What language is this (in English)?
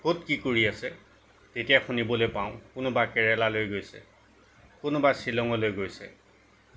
Assamese